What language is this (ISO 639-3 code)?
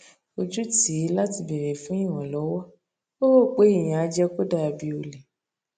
yor